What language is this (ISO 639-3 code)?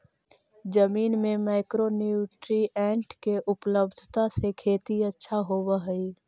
mag